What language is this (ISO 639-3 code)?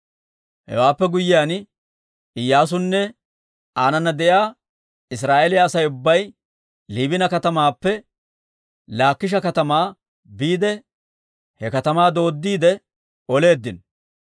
dwr